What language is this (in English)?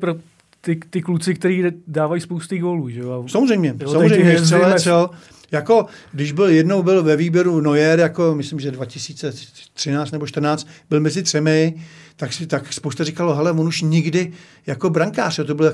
Czech